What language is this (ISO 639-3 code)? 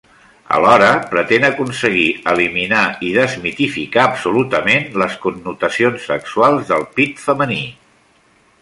cat